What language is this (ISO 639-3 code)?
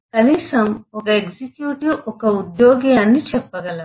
tel